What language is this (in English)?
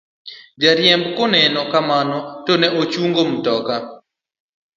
Luo (Kenya and Tanzania)